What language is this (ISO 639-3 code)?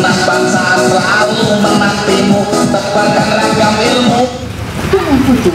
ind